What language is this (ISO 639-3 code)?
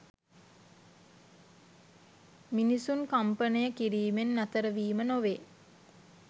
sin